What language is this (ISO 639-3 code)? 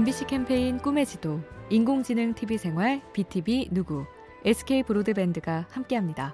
kor